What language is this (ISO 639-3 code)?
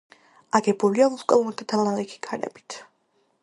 kat